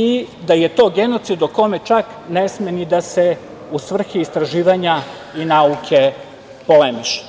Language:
Serbian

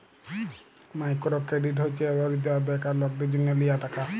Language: Bangla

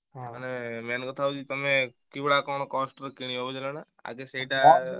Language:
Odia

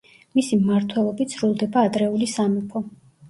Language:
Georgian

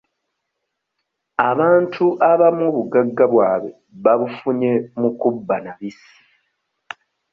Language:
Ganda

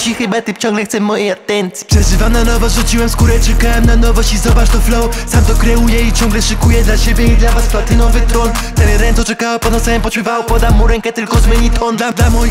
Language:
Polish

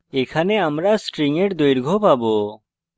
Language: Bangla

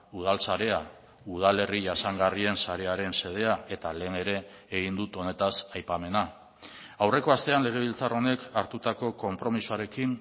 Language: Basque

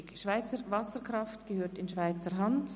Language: Swiss German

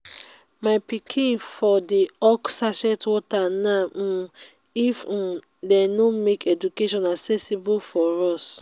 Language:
Nigerian Pidgin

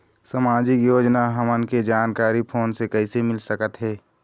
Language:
Chhattisgarhi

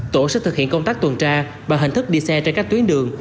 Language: Vietnamese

